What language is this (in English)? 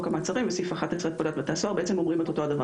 Hebrew